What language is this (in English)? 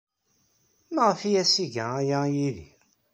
Kabyle